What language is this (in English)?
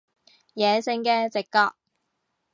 Cantonese